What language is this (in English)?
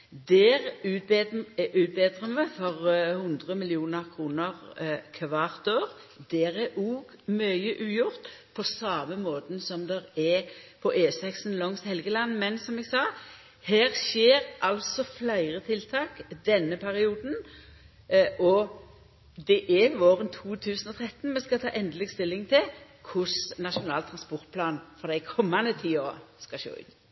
Norwegian Nynorsk